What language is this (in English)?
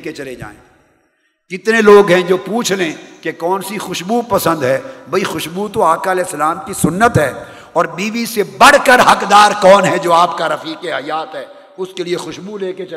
Urdu